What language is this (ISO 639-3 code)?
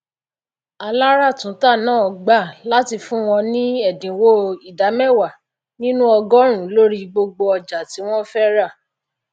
yor